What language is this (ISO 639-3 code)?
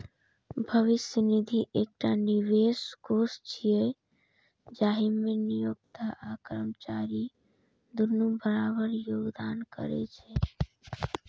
mai